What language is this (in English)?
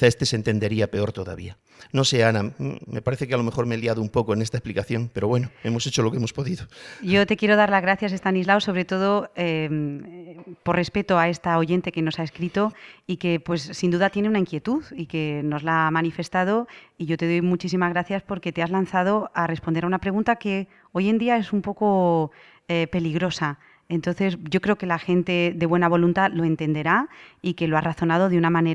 Spanish